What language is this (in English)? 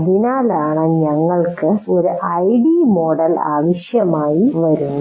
Malayalam